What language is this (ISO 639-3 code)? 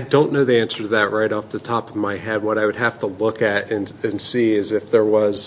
eng